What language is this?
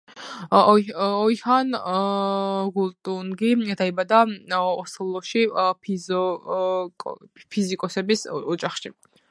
Georgian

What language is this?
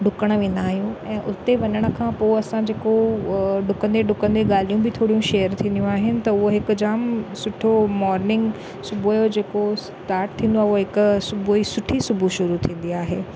Sindhi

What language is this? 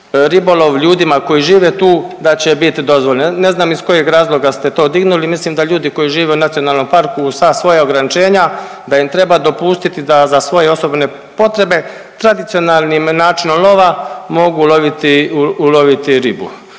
Croatian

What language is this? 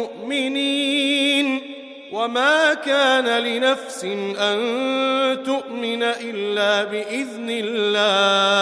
Arabic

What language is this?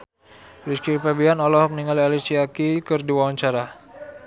Sundanese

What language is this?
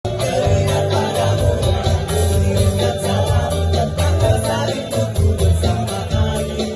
Indonesian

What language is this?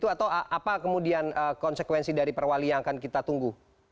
Indonesian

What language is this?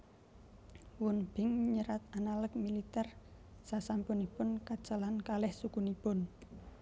Javanese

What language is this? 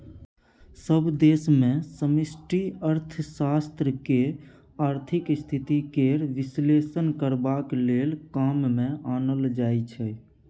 Maithili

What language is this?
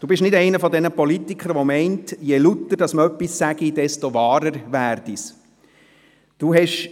Swiss German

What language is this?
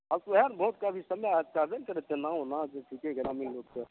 Maithili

